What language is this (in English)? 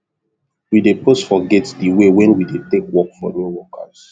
Nigerian Pidgin